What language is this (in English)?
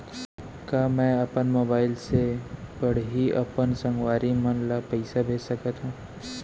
Chhattisgarhi